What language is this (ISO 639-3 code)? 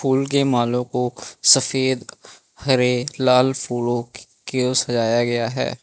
hin